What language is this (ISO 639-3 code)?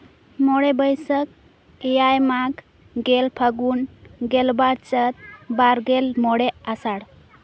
sat